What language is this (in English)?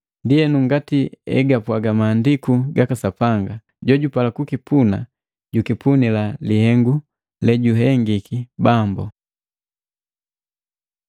Matengo